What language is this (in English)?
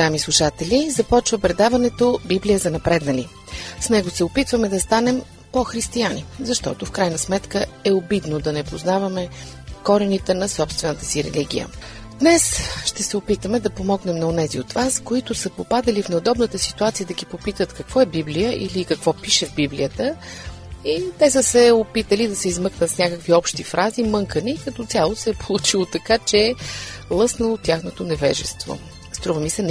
Bulgarian